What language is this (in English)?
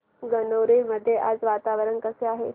Marathi